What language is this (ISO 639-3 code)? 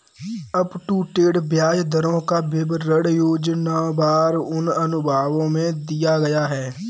hin